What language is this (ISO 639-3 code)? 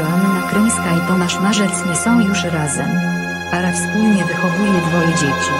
pol